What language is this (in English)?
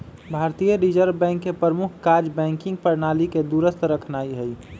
Magahi